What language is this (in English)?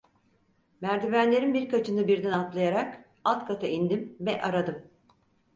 Turkish